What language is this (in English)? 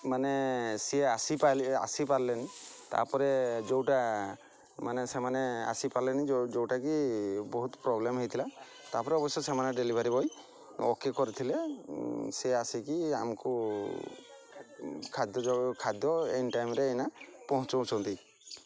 Odia